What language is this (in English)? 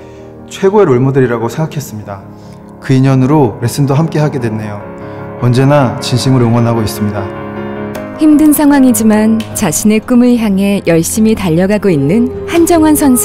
Korean